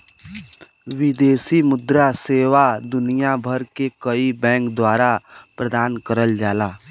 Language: Bhojpuri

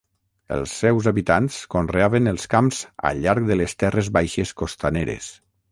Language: Catalan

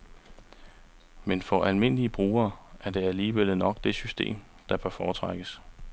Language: Danish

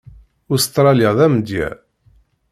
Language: Kabyle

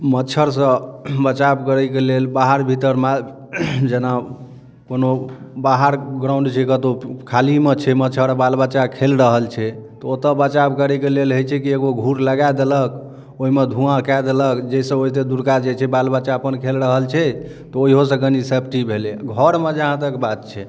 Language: Maithili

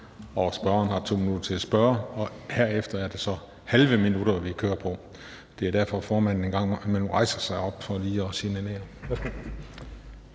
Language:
Danish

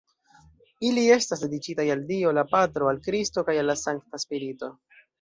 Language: Esperanto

